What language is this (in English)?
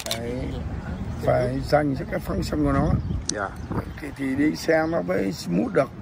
Vietnamese